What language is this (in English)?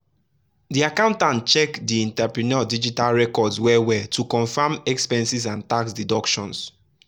Nigerian Pidgin